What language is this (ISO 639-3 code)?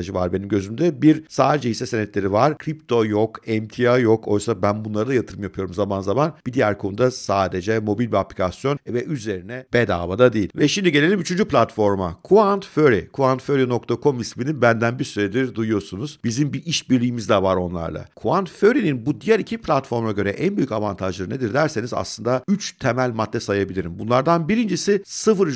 tur